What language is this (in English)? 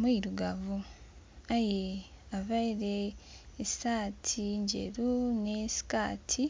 Soga